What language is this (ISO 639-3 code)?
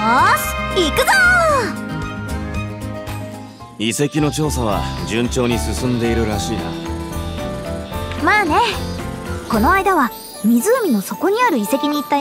jpn